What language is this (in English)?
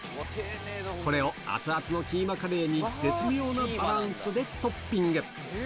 Japanese